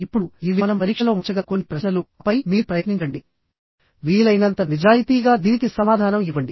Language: Telugu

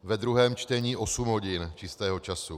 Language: Czech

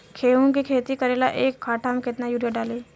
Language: Bhojpuri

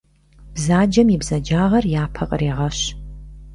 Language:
Kabardian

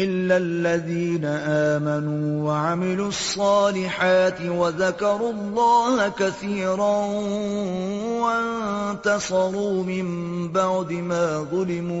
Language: Urdu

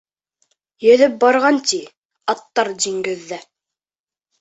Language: Bashkir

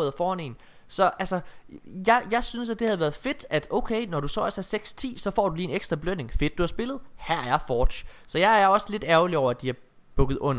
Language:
Danish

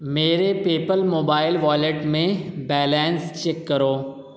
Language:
Urdu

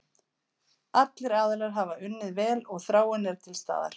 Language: Icelandic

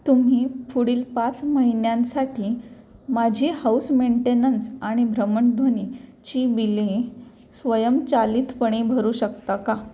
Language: Marathi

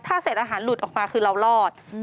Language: Thai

